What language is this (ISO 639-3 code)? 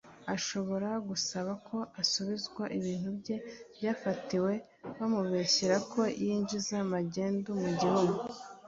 kin